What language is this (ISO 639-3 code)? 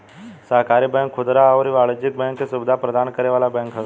bho